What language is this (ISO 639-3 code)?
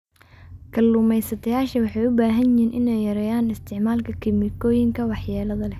som